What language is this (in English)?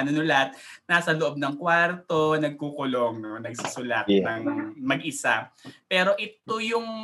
Filipino